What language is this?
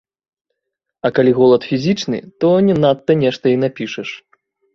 Belarusian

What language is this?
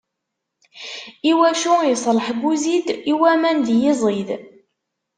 Kabyle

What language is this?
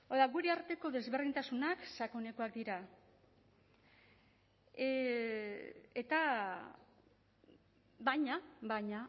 Basque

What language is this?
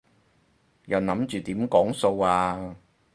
Cantonese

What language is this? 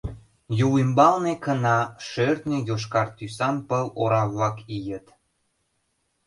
Mari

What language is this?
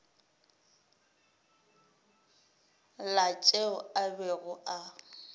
Northern Sotho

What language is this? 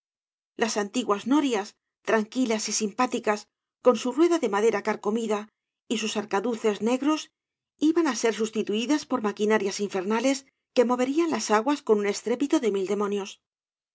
Spanish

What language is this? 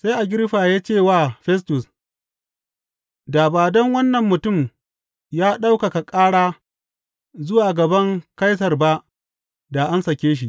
Hausa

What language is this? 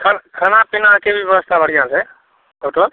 Maithili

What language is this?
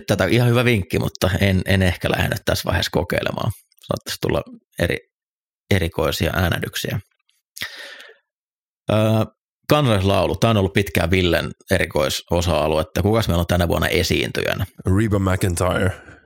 Finnish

